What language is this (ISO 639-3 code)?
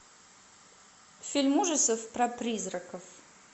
rus